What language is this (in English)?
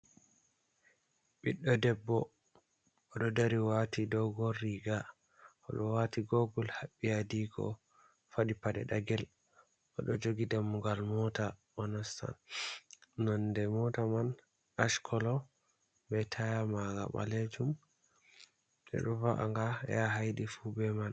Fula